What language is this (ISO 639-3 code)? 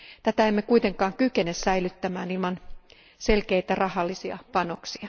fin